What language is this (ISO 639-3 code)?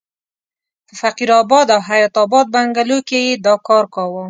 pus